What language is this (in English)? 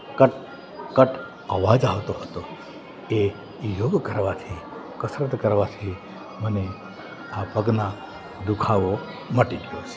Gujarati